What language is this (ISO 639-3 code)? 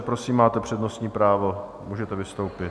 ces